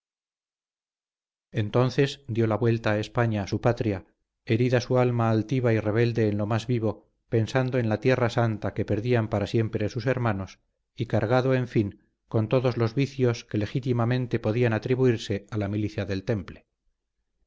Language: Spanish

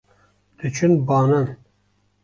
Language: Kurdish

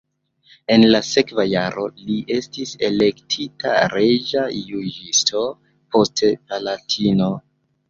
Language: Esperanto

